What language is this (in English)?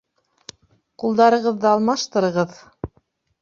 Bashkir